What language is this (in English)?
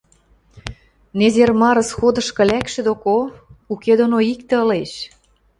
Western Mari